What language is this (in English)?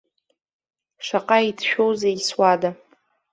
Abkhazian